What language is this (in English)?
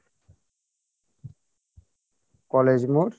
Bangla